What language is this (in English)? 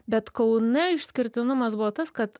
Lithuanian